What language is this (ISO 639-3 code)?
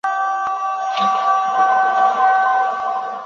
zho